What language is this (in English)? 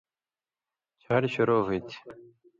Indus Kohistani